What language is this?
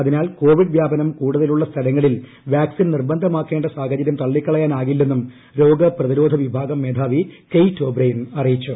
Malayalam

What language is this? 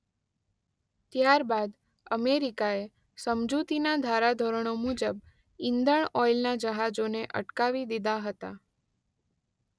Gujarati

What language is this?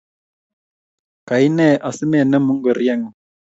Kalenjin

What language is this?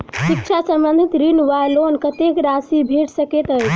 Maithili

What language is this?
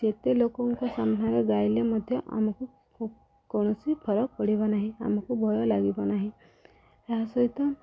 Odia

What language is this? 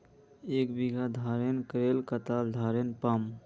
Magahi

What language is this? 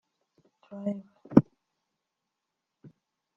Kinyarwanda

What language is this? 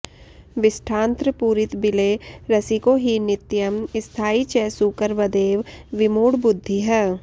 Sanskrit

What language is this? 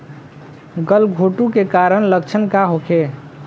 Bhojpuri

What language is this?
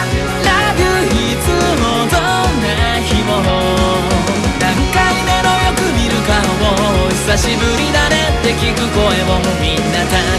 Japanese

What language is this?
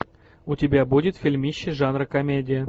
Russian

